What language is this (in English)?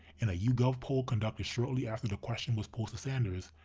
English